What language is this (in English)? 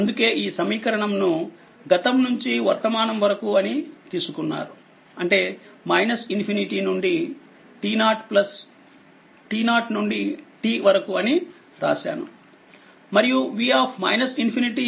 Telugu